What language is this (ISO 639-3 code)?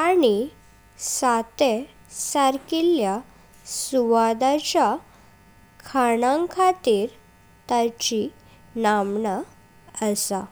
kok